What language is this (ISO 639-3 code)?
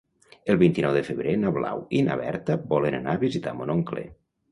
cat